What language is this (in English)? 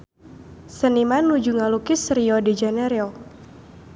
Sundanese